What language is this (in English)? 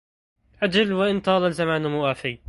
Arabic